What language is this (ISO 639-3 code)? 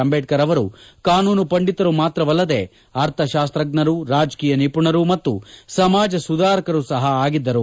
kan